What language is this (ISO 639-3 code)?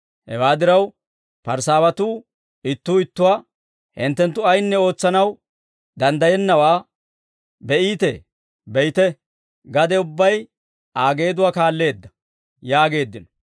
dwr